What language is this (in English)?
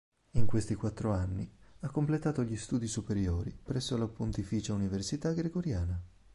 Italian